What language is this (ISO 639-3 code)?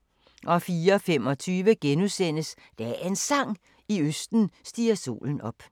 dan